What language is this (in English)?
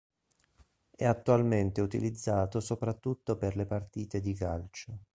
Italian